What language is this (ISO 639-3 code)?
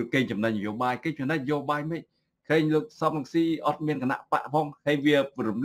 tha